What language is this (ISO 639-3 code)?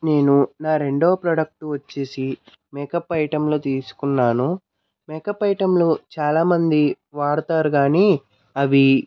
tel